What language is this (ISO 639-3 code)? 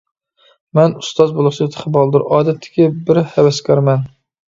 uig